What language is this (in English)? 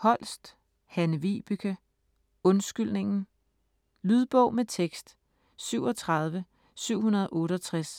Danish